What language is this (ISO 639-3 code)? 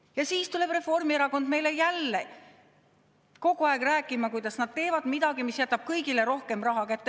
est